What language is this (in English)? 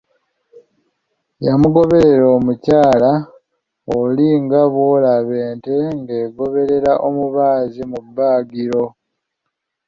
Ganda